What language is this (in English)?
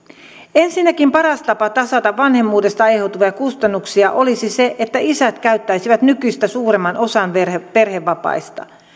Finnish